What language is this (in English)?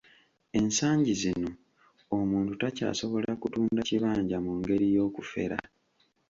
Ganda